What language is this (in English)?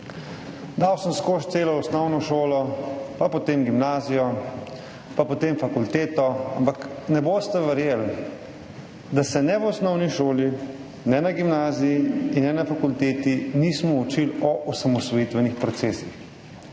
Slovenian